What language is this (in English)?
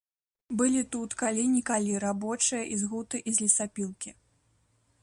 Belarusian